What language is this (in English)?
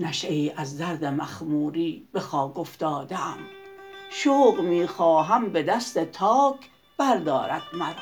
Persian